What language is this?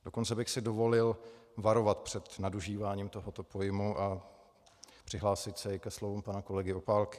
Czech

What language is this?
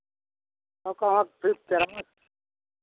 Hindi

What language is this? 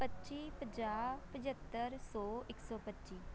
Punjabi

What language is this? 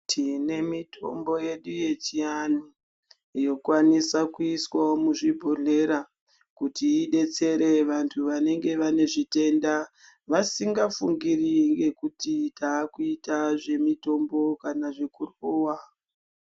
Ndau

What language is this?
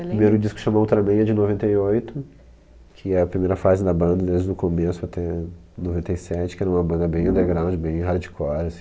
Portuguese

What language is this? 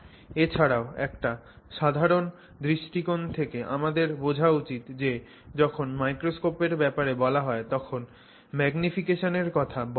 Bangla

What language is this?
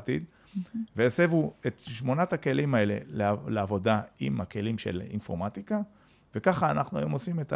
Hebrew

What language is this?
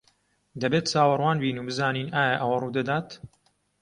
Central Kurdish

